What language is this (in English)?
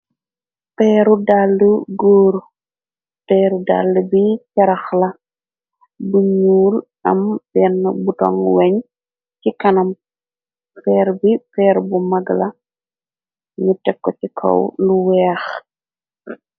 Wolof